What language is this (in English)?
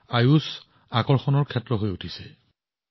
Assamese